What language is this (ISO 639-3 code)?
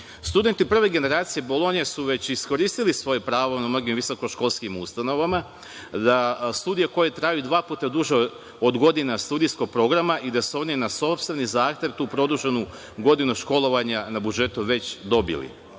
srp